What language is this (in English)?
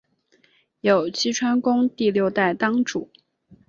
Chinese